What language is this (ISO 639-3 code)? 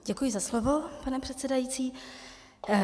ces